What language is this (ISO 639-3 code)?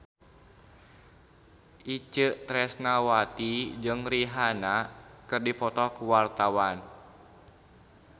sun